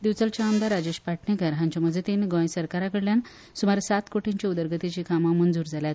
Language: Konkani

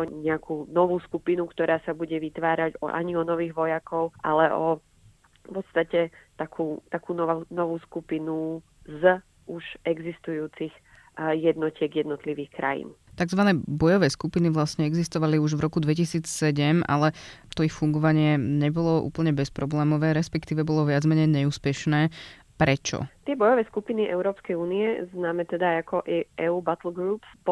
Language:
Slovak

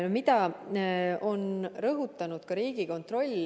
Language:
Estonian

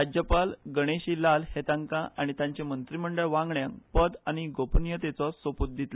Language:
Konkani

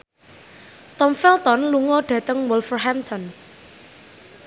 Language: Javanese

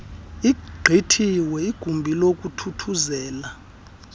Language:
Xhosa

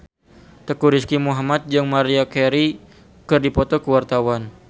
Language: Sundanese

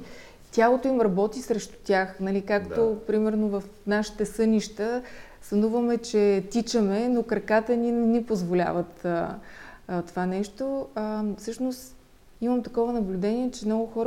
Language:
Bulgarian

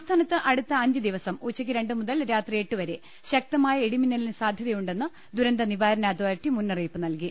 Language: Malayalam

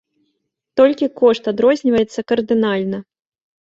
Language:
Belarusian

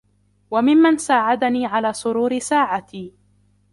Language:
Arabic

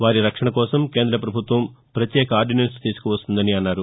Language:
Telugu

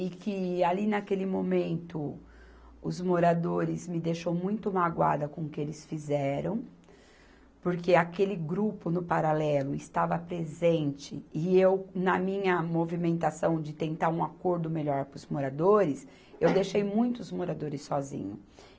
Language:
Portuguese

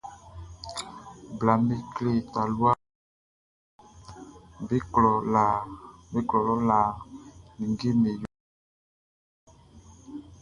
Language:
Baoulé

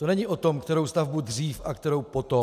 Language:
Czech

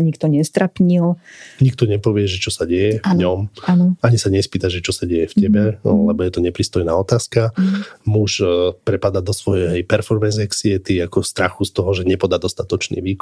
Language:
Slovak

